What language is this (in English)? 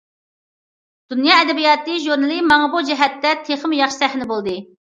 Uyghur